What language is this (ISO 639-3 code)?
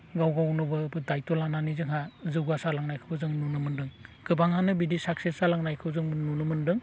brx